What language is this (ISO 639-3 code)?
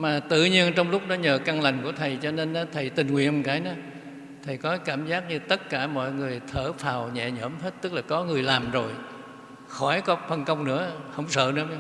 vie